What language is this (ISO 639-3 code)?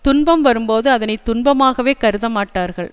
tam